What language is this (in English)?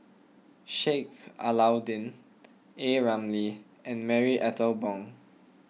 English